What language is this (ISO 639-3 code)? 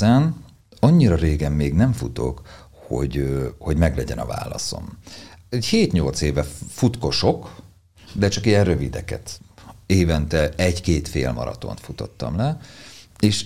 hun